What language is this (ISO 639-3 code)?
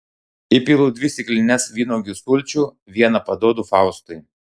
lit